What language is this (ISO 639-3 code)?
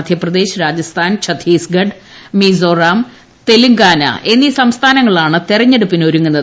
mal